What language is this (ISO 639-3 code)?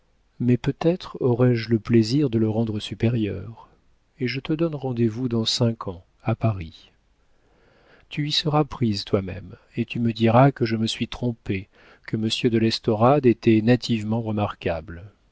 fra